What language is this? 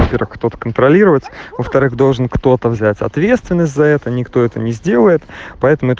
Russian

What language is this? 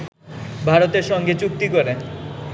Bangla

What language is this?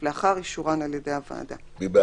Hebrew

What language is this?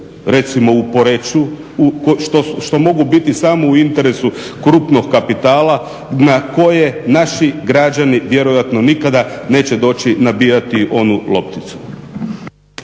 Croatian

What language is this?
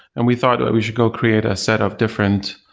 English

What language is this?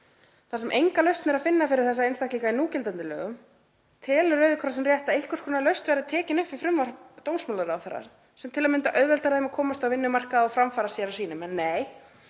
Icelandic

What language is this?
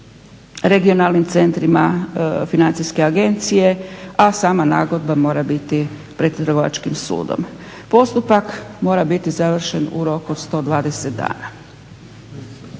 Croatian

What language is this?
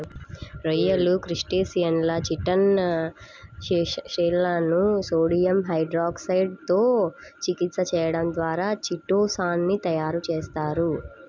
Telugu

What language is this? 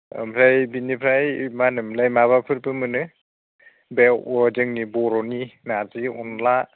Bodo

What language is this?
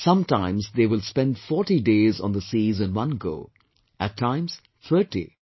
English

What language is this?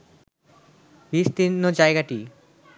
Bangla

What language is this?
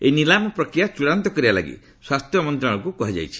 Odia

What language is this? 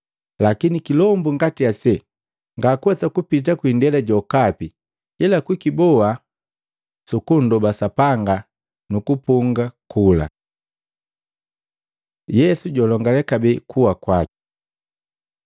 Matengo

